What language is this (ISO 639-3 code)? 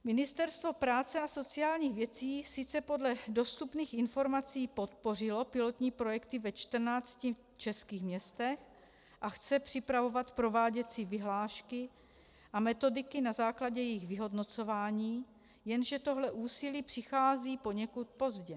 ces